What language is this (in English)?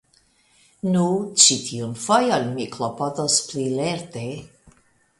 Esperanto